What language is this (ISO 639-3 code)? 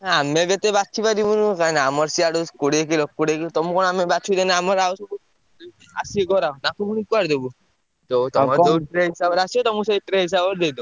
ori